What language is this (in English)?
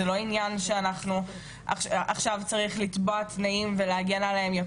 Hebrew